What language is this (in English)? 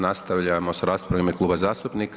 Croatian